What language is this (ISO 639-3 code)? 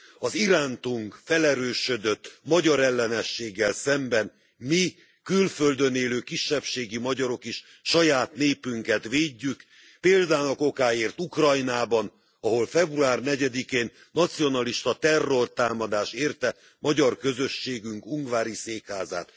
hun